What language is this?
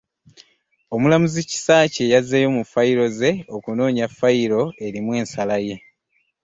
Ganda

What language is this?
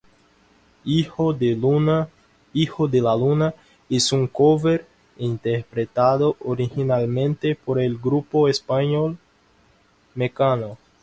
Spanish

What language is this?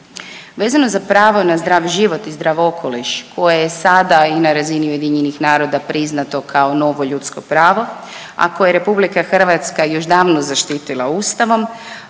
Croatian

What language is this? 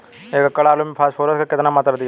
Bhojpuri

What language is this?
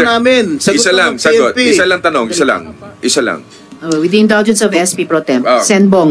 Filipino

